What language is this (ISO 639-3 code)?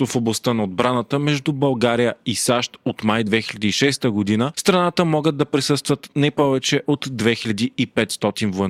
bul